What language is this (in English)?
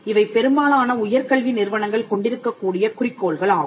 Tamil